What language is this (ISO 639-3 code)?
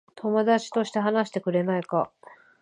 jpn